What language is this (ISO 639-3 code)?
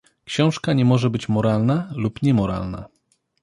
pol